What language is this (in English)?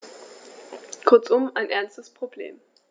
German